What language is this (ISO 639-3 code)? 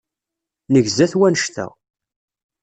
kab